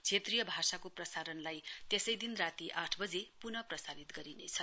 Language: Nepali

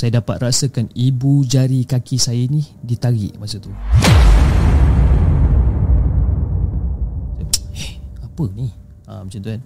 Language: Malay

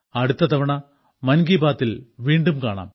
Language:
Malayalam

